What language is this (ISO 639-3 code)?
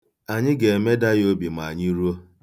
ibo